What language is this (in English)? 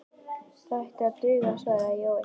Icelandic